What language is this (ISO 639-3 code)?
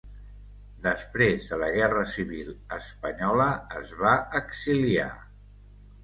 cat